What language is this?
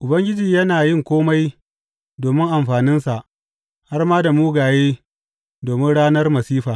Hausa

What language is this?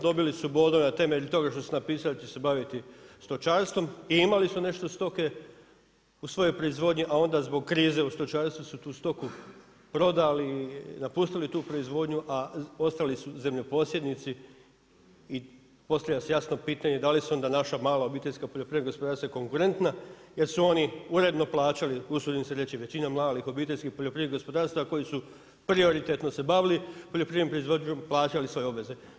Croatian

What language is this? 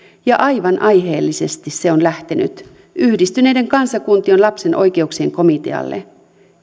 Finnish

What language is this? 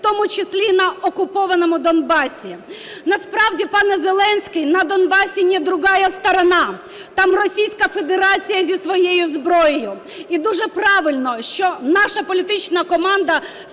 Ukrainian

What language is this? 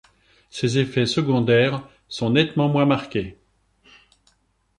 French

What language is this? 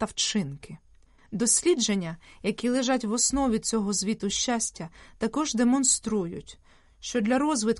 Ukrainian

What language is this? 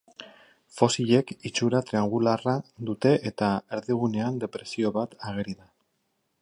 Basque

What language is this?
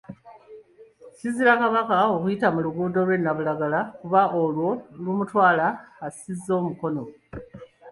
Ganda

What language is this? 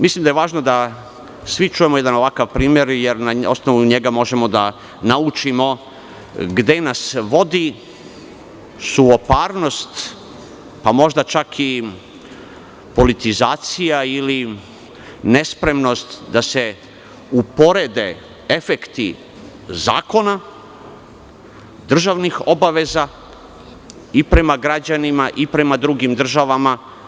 Serbian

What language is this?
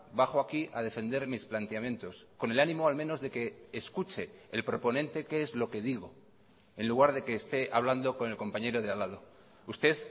Spanish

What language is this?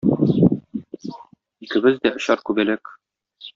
Tatar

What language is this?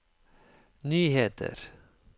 Norwegian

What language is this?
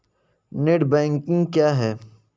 Hindi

